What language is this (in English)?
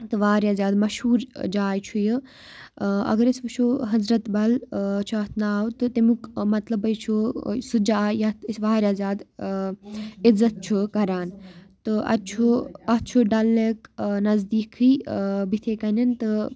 Kashmiri